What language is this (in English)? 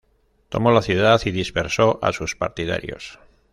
Spanish